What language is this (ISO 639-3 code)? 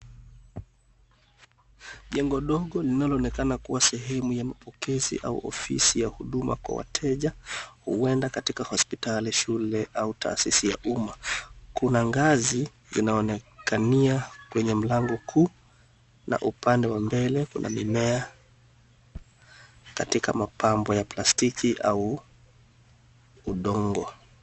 swa